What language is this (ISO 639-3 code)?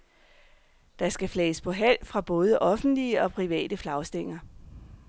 dan